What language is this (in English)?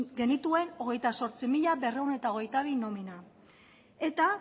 Basque